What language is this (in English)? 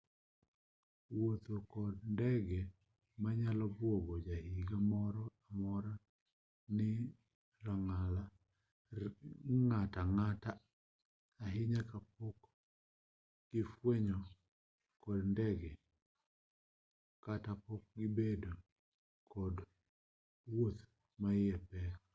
Luo (Kenya and Tanzania)